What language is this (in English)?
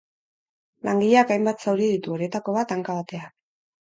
Basque